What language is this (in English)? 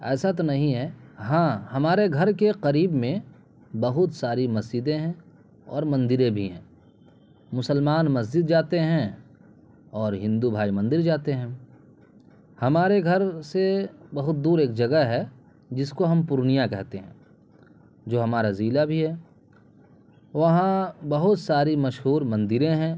Urdu